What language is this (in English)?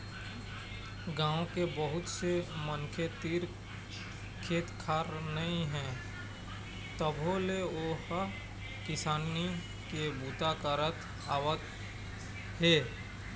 Chhattisgarhi